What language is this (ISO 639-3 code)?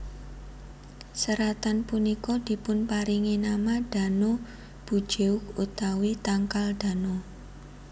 jav